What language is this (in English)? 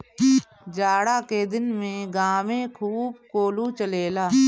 Bhojpuri